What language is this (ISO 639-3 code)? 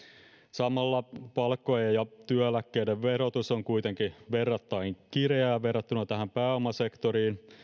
fin